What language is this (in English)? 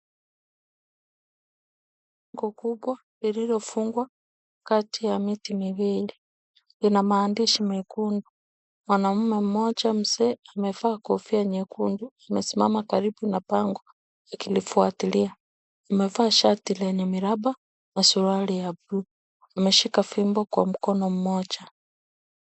Swahili